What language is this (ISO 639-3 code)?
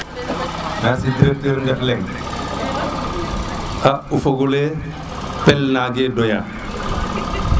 srr